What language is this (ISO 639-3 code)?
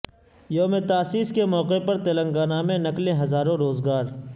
urd